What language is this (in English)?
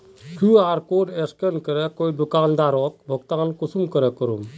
Magahi